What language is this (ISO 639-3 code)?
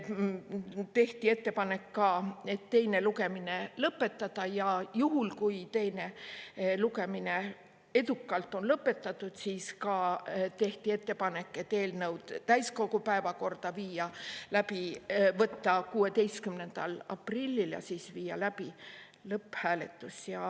est